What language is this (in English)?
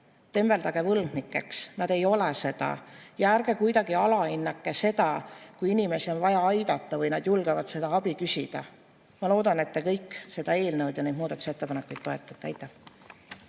Estonian